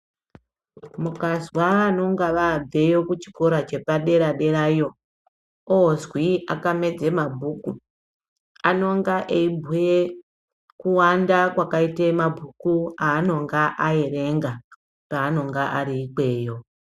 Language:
Ndau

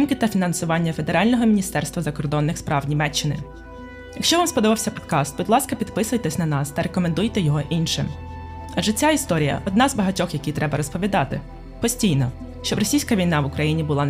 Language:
Ukrainian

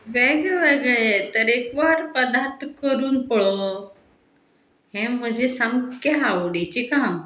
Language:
Konkani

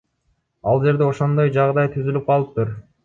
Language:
Kyrgyz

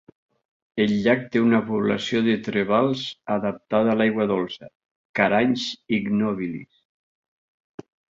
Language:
Catalan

